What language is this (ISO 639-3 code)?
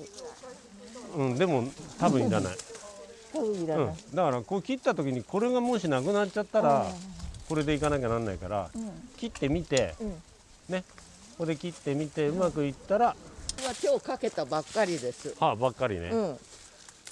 jpn